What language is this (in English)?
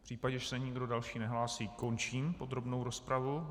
Czech